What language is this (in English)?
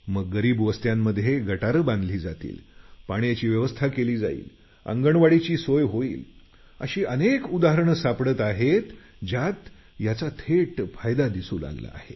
Marathi